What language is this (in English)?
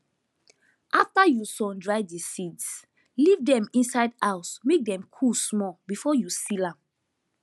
Nigerian Pidgin